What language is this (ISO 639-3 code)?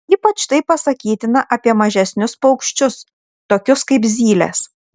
lit